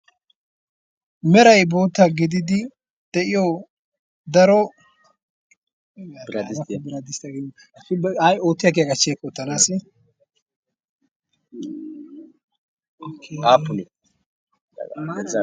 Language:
Wolaytta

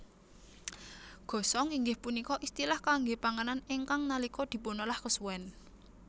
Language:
Javanese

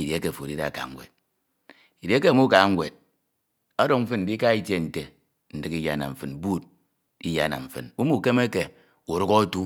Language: Ito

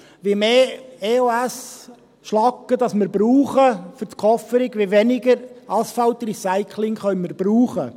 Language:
Swiss German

